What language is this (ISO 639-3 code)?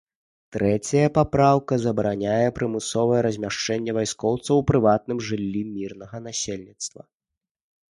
bel